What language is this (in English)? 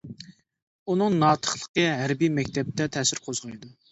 Uyghur